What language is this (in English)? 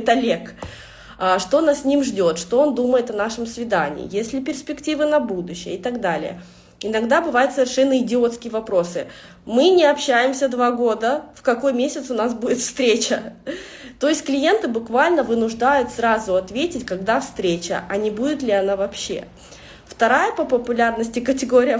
Russian